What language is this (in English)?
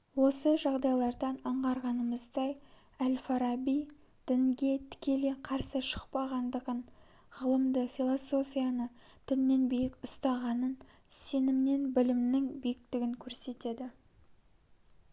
Kazakh